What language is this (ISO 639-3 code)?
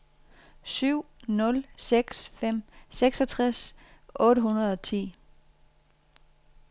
dan